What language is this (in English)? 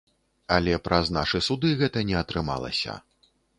Belarusian